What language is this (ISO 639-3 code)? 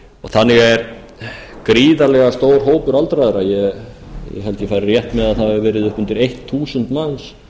isl